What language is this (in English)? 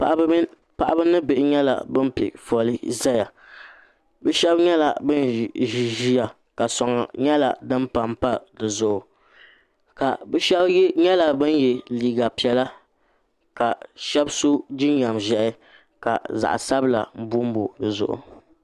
Dagbani